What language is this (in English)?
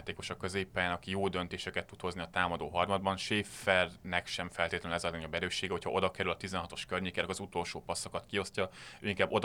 Hungarian